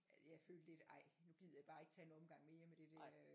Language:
Danish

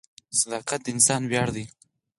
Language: Pashto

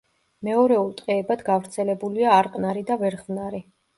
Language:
Georgian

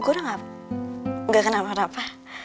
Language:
Indonesian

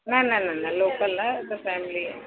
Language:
Sindhi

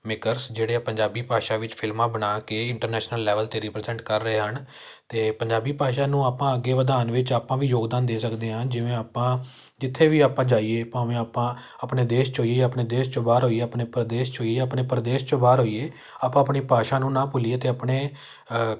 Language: Punjabi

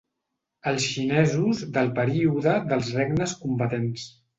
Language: Catalan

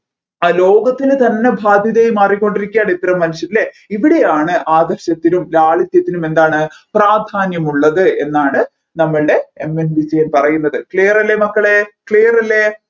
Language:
Malayalam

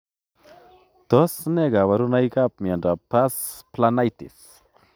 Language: Kalenjin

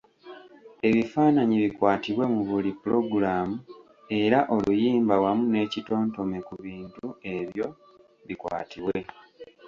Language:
Ganda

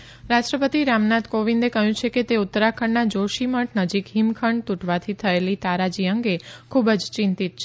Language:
Gujarati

